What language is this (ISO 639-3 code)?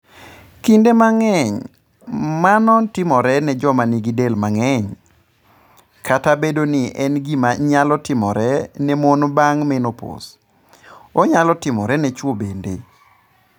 luo